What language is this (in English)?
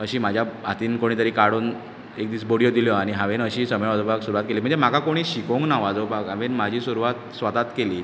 Konkani